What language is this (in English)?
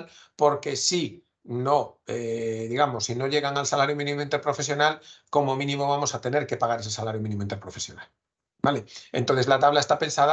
Spanish